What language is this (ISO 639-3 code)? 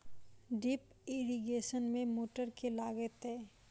mai